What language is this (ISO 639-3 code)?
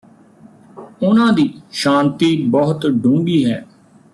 pan